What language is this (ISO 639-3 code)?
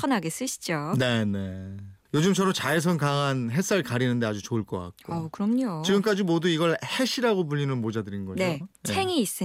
kor